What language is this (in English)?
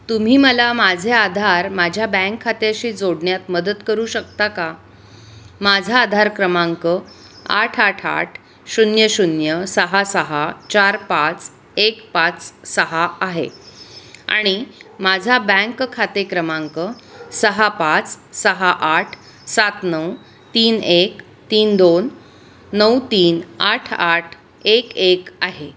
Marathi